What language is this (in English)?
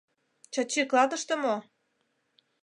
Mari